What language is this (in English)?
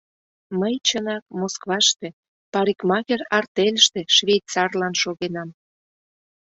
Mari